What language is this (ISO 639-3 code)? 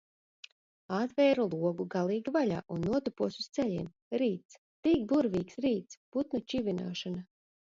lav